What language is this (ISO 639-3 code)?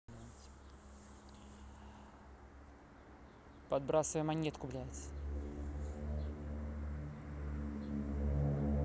rus